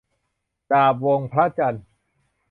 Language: Thai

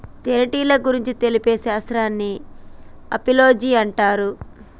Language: Telugu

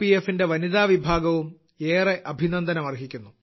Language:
Malayalam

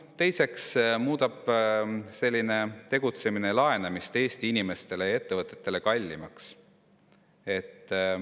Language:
Estonian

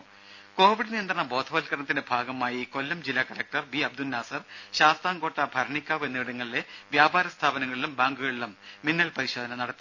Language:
Malayalam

